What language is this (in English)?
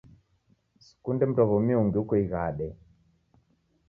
Taita